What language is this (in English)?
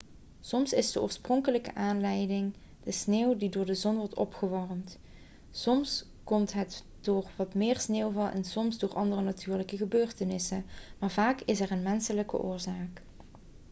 Dutch